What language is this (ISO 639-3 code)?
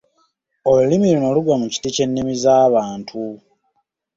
lug